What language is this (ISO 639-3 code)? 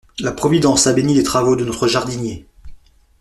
fra